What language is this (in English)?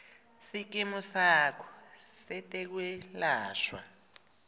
Swati